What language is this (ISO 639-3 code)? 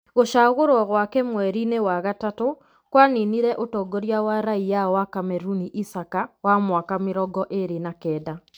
kik